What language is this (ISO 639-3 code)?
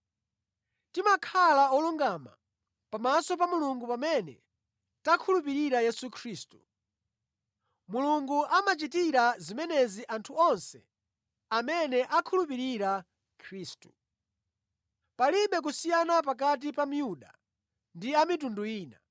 nya